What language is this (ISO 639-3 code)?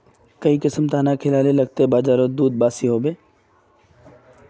mag